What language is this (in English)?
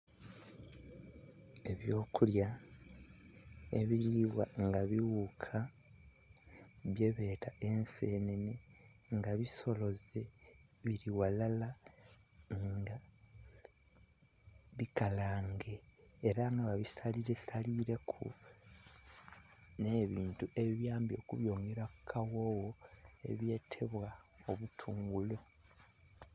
Soga